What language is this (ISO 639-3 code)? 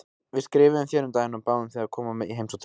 isl